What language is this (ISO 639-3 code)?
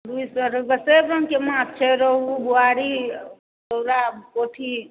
mai